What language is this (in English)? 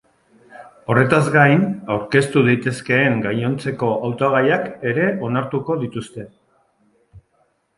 Basque